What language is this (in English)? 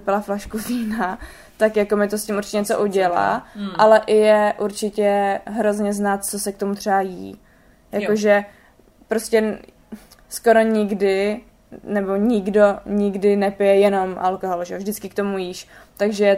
Czech